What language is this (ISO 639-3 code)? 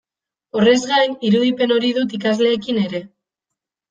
eus